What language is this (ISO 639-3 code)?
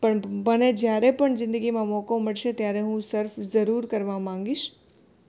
guj